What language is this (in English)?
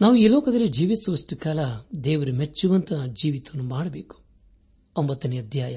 Kannada